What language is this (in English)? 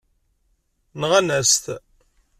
Kabyle